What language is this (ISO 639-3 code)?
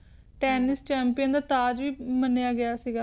pan